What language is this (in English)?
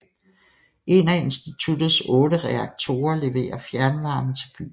Danish